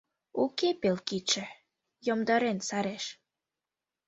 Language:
Mari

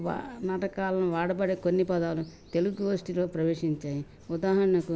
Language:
Telugu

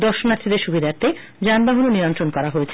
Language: Bangla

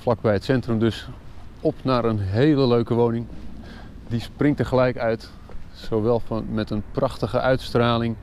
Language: Dutch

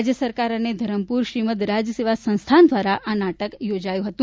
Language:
Gujarati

